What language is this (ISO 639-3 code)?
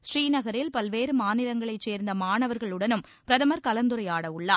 tam